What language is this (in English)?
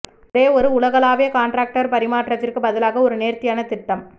Tamil